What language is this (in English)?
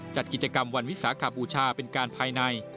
Thai